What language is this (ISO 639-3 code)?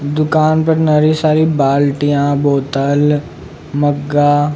raj